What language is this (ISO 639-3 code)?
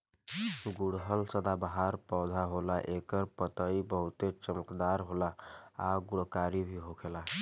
bho